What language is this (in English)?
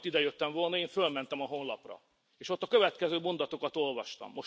Hungarian